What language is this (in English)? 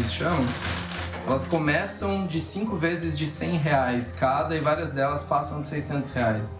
Portuguese